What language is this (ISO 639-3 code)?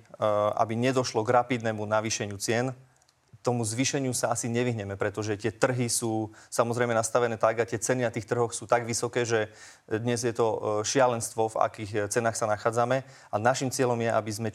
slk